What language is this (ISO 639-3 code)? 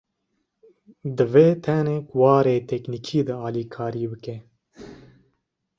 kur